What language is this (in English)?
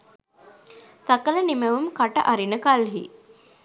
Sinhala